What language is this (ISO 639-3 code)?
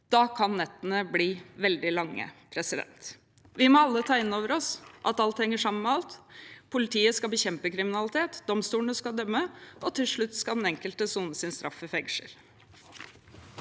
nor